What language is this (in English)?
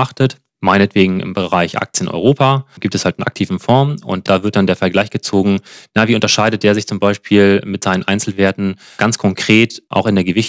German